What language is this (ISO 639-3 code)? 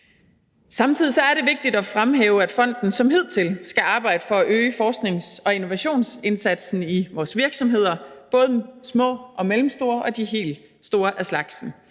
dan